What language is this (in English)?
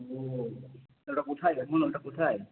Bangla